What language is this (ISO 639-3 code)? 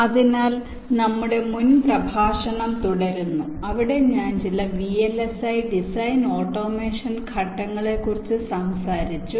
mal